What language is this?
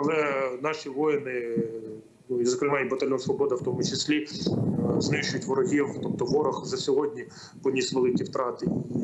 Ukrainian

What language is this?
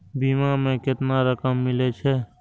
Maithili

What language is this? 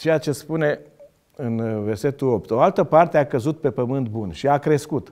Romanian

